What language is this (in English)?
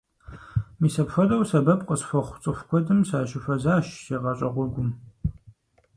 Kabardian